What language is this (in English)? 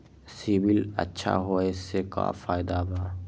Magahi